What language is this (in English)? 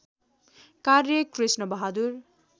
Nepali